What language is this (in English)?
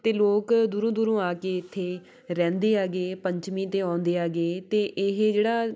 Punjabi